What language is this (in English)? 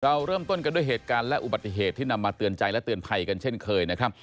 Thai